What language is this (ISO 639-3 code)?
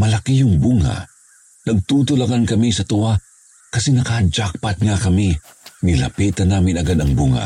fil